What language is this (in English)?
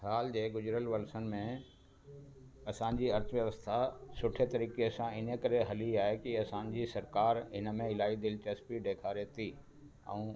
Sindhi